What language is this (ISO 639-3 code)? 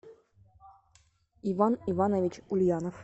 rus